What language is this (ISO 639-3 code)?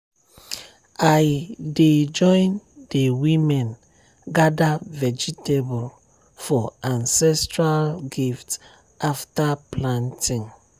pcm